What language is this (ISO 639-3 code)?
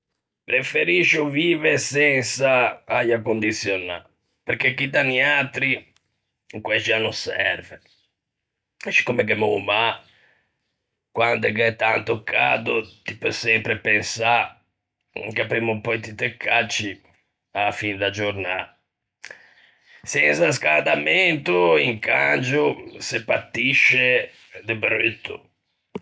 lij